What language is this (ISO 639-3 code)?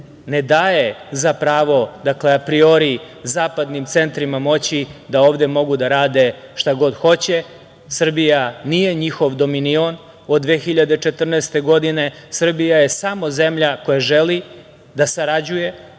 srp